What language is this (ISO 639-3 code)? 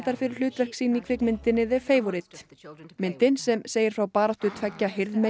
isl